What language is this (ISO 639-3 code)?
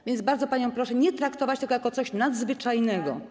pol